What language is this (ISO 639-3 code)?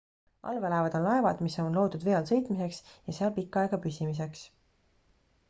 est